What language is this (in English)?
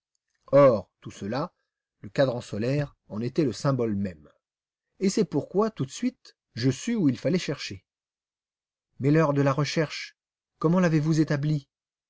French